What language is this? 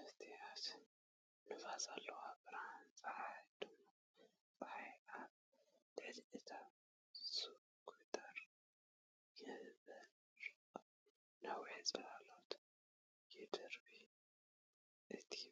Tigrinya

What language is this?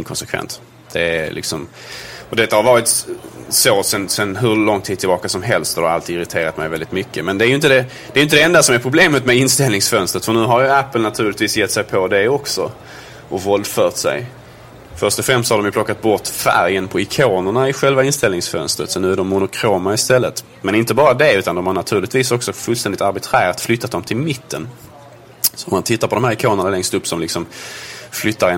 Swedish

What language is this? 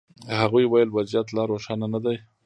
Pashto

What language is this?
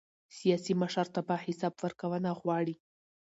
Pashto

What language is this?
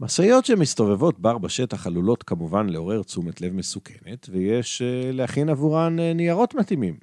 Hebrew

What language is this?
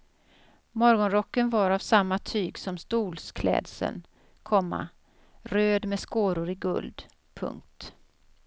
Swedish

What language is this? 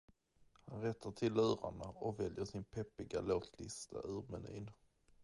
Swedish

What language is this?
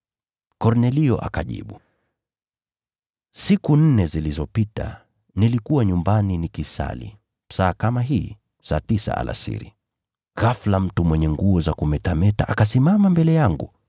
Swahili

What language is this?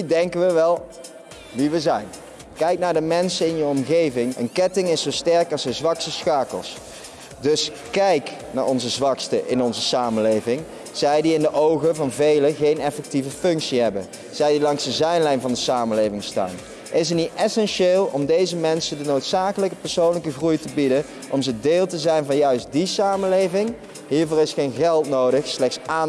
Dutch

